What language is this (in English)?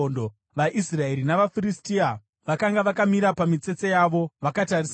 Shona